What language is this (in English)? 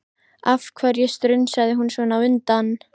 Icelandic